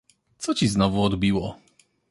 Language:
Polish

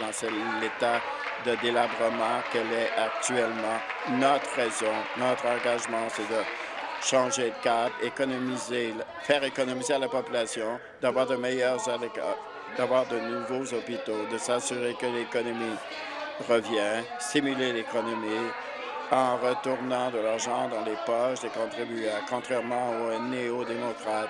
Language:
French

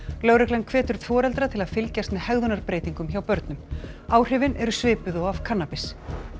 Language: Icelandic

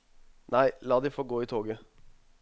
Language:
Norwegian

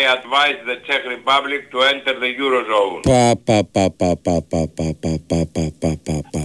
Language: Greek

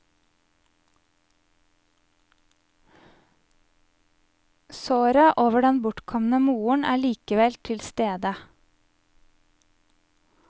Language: Norwegian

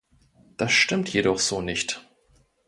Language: German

